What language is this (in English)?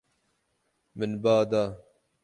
Kurdish